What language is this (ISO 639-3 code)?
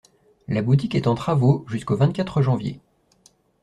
fra